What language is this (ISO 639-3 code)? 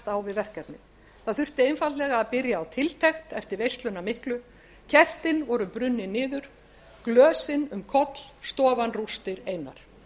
isl